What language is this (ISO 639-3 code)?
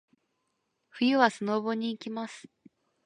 jpn